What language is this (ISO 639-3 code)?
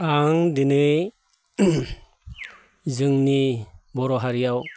brx